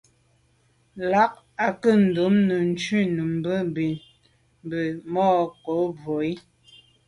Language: Medumba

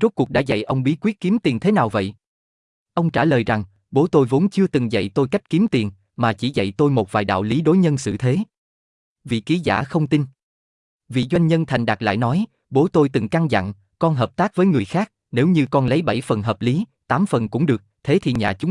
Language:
Vietnamese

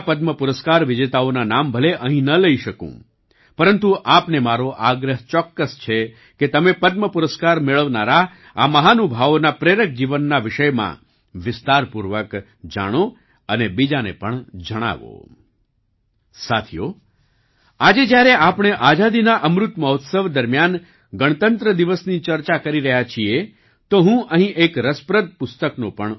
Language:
Gujarati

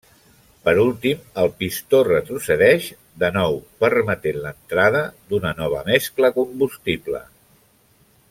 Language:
Catalan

